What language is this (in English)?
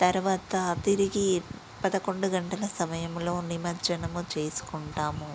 Telugu